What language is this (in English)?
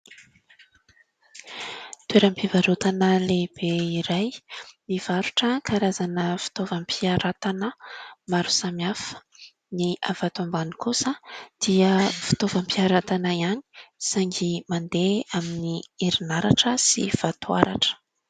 Malagasy